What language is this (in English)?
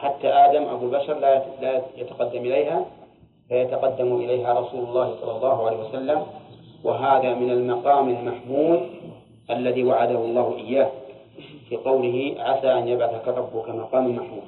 Arabic